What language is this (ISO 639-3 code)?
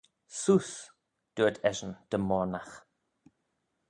glv